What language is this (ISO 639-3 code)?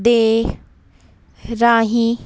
pan